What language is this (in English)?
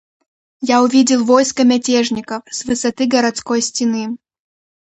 Russian